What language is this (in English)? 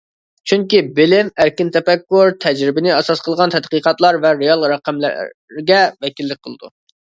Uyghur